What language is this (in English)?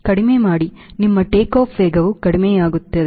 Kannada